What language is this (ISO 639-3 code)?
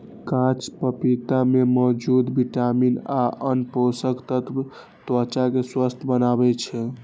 mai